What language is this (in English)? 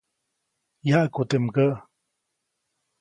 Copainalá Zoque